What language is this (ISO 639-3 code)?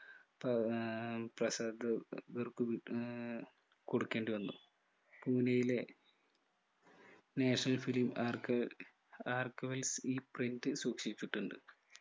mal